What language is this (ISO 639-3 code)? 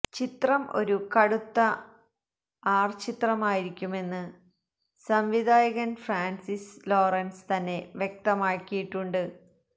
mal